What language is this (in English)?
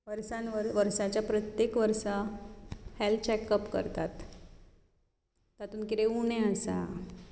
Konkani